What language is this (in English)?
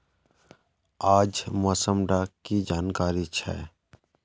Magahi